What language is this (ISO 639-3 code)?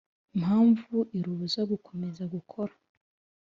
kin